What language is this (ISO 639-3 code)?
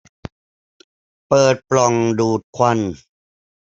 tha